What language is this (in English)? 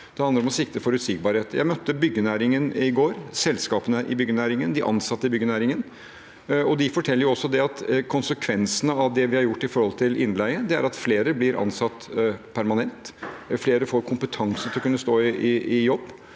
Norwegian